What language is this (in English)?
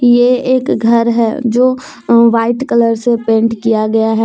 Hindi